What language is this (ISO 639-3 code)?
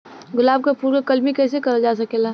bho